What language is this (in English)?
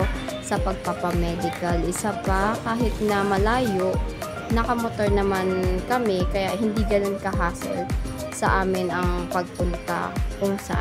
Filipino